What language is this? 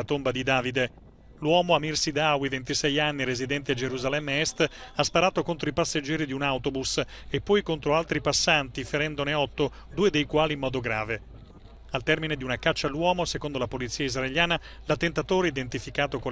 Italian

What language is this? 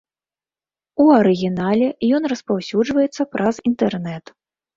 Belarusian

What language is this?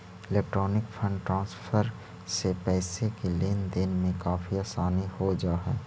Magahi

